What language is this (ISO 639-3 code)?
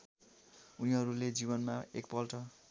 nep